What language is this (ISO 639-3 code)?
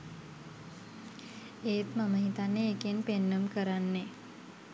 sin